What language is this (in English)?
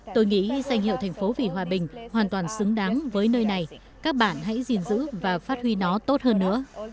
Vietnamese